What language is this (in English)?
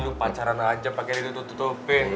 Indonesian